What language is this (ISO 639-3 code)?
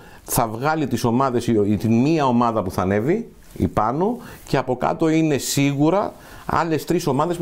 ell